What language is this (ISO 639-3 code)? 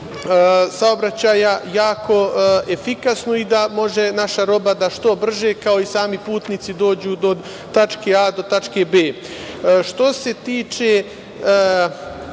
srp